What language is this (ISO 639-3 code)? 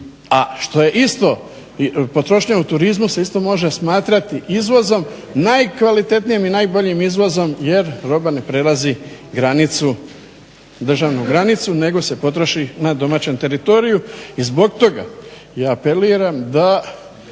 hrv